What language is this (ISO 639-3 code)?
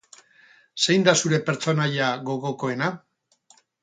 eus